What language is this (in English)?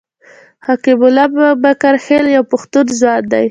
Pashto